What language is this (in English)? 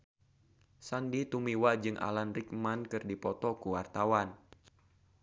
Sundanese